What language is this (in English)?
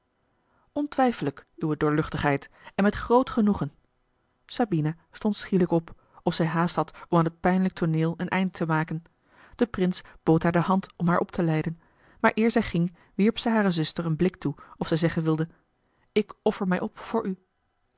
Dutch